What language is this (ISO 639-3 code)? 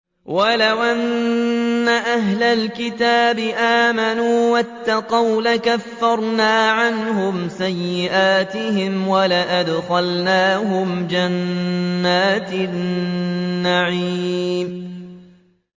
ara